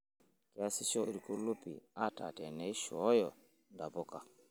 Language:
Masai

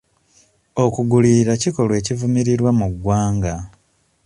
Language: Ganda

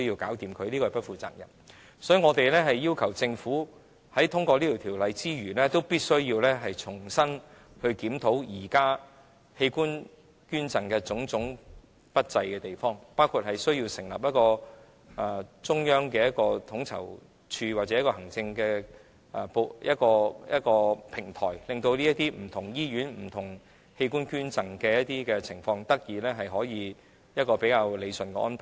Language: Cantonese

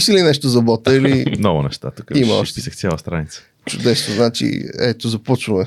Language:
Bulgarian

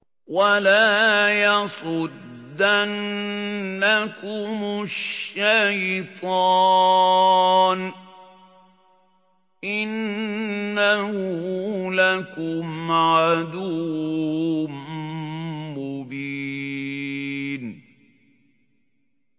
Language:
Arabic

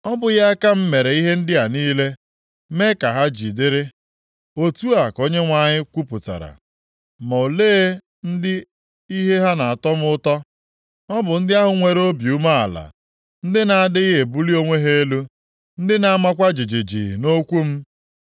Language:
Igbo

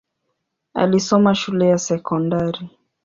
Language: Swahili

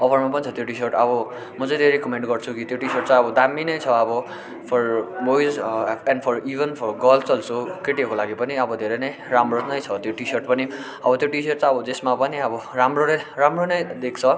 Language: Nepali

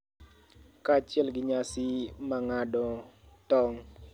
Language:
Luo (Kenya and Tanzania)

